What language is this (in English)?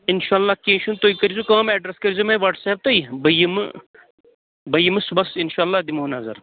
Kashmiri